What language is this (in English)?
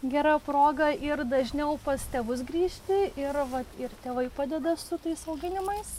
Lithuanian